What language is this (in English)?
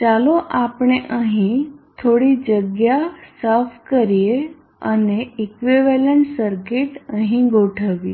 Gujarati